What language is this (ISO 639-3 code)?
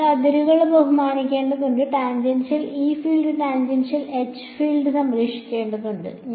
mal